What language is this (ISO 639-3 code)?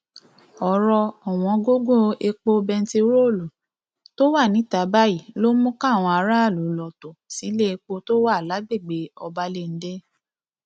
yor